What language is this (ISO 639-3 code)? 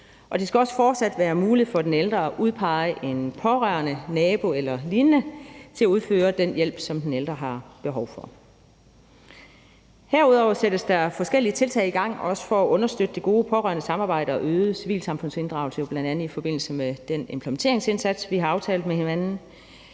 dan